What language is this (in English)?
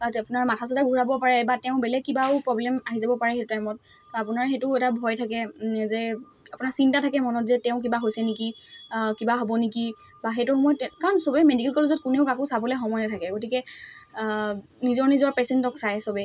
Assamese